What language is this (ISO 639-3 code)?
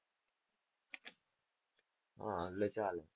guj